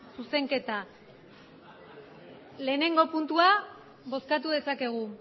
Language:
Basque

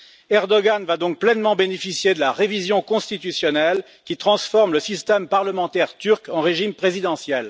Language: French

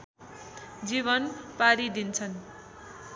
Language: Nepali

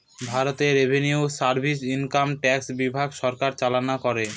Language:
Bangla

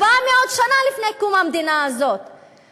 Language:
Hebrew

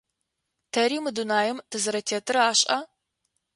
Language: Adyghe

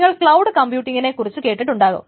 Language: Malayalam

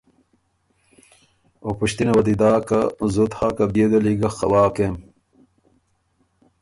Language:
Ormuri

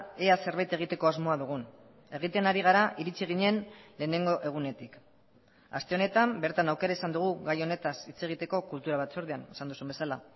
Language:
Basque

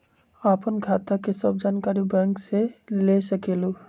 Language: Magahi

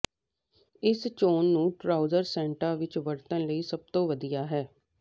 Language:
Punjabi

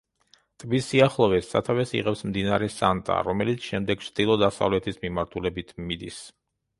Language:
Georgian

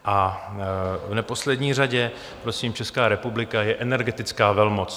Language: Czech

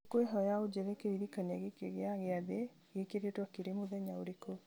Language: Kikuyu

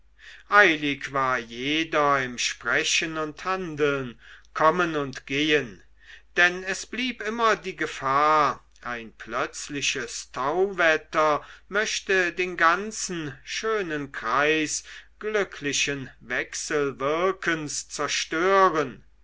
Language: German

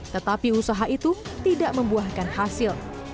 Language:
Indonesian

